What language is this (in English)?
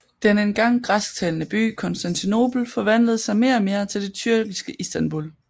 Danish